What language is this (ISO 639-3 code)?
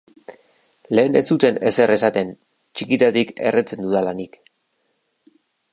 eus